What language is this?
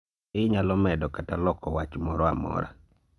Luo (Kenya and Tanzania)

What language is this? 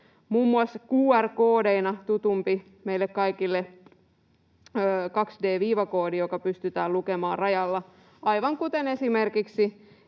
Finnish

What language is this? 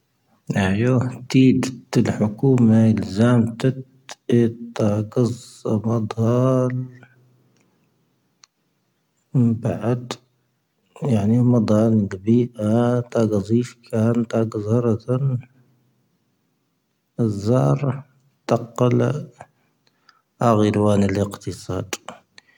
Tahaggart Tamahaq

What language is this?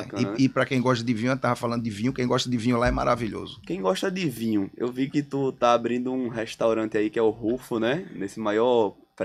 Portuguese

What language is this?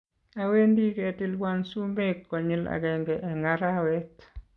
Kalenjin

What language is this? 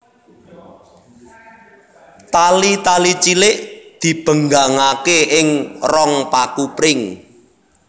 Javanese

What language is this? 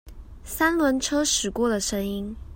Chinese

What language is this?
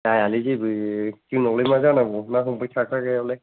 Bodo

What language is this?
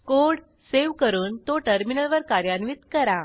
Marathi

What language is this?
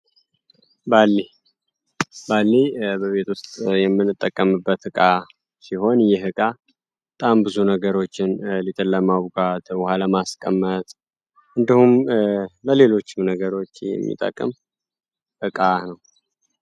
Amharic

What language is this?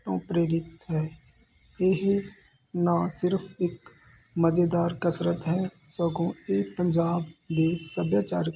Punjabi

